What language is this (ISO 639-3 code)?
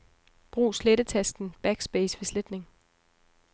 dan